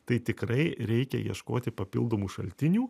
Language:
Lithuanian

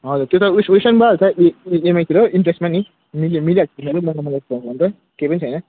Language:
Nepali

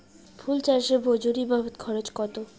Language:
Bangla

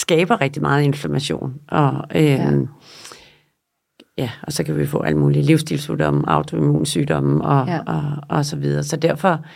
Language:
Danish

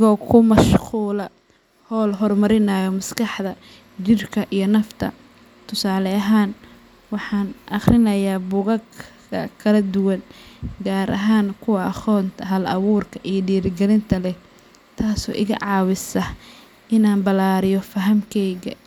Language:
Somali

